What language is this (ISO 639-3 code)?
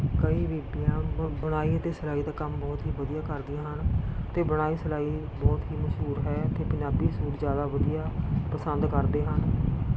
pan